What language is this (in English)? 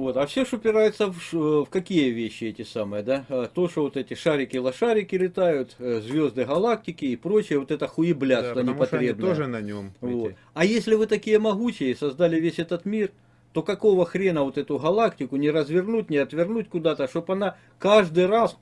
Russian